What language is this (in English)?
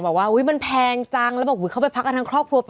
Thai